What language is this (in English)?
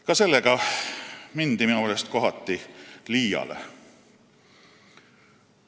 Estonian